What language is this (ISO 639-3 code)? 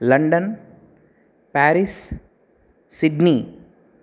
san